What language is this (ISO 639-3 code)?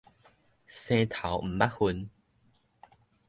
nan